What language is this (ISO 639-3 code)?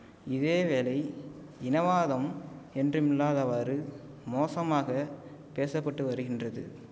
tam